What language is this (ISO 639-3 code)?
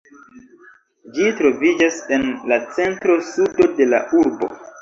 epo